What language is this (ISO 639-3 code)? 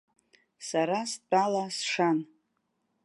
abk